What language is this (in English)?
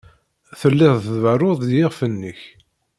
Kabyle